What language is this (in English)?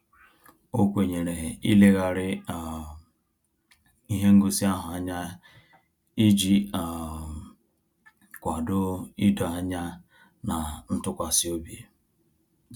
Igbo